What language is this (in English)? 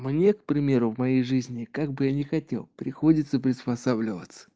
Russian